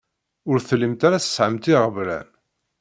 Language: Kabyle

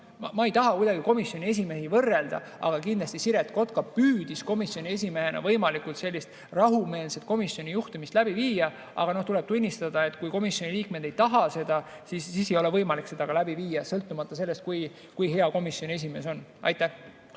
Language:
Estonian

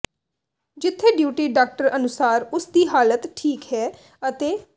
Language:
Punjabi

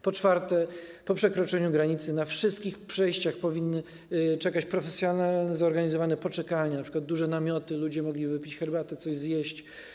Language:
Polish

